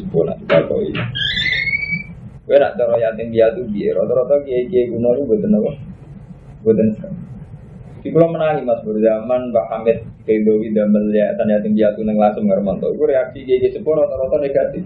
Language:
Indonesian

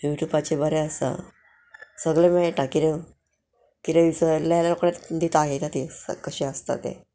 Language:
Konkani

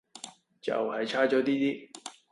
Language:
Cantonese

